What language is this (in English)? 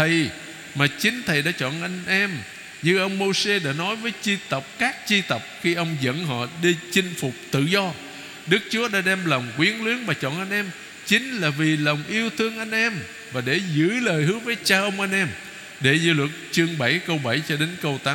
Vietnamese